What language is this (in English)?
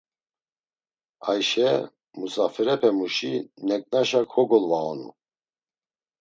Laz